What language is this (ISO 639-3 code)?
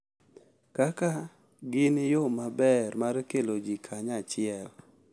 luo